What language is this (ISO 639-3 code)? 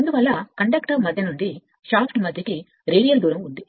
tel